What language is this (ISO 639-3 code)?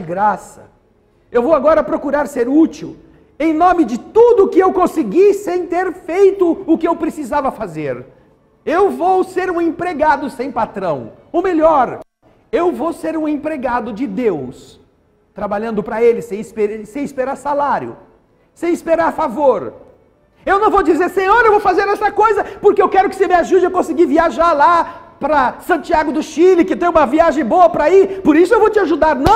por